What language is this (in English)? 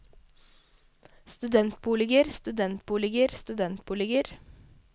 Norwegian